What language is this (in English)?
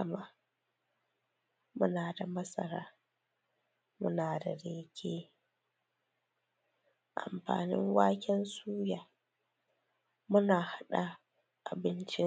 Hausa